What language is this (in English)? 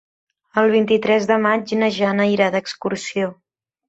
Catalan